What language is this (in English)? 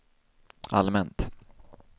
Swedish